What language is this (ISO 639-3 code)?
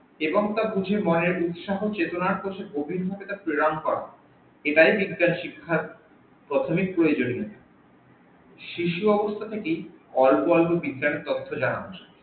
ben